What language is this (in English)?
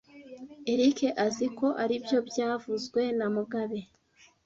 Kinyarwanda